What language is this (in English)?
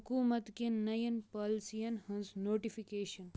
Kashmiri